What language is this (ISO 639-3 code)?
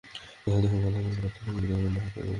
ben